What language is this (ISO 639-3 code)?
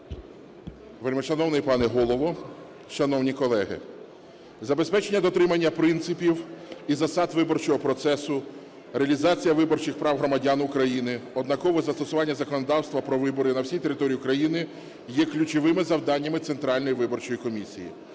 ukr